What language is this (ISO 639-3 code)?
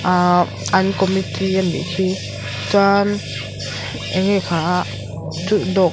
lus